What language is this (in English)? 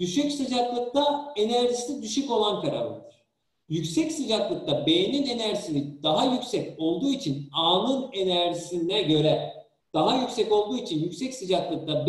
Turkish